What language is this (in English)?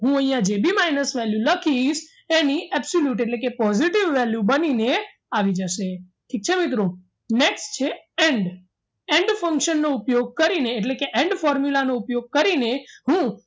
Gujarati